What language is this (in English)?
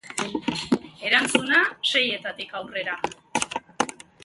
Basque